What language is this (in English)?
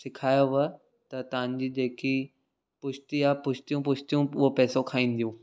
Sindhi